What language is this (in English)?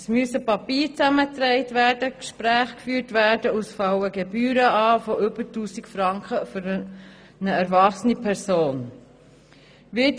Swiss German